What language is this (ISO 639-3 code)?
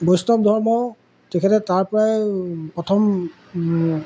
asm